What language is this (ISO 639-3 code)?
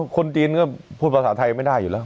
tha